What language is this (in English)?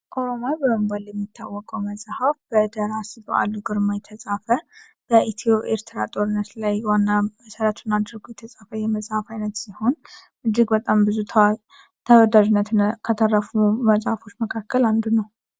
Amharic